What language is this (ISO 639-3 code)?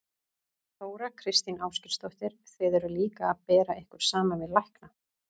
isl